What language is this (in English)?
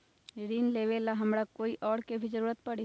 Magahi